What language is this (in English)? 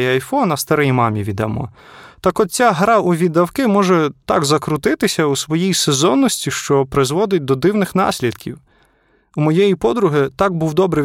Ukrainian